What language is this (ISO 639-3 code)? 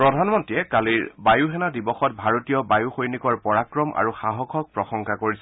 asm